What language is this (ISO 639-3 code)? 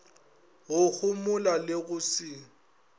nso